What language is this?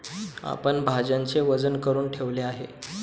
Marathi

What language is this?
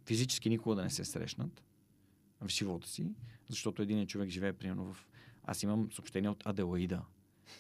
Bulgarian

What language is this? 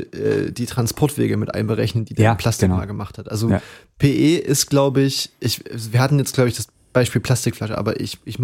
German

